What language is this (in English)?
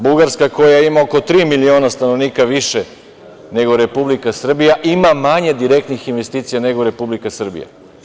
Serbian